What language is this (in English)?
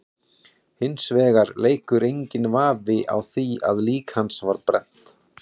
Icelandic